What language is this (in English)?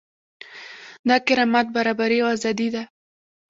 Pashto